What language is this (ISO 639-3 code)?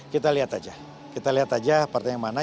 ind